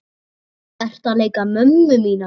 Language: Icelandic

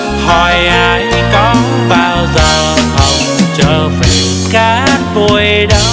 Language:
Vietnamese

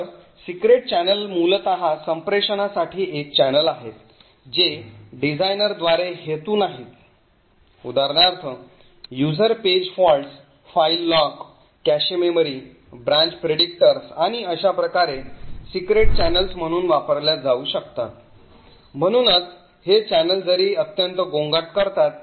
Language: Marathi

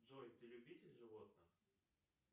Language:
Russian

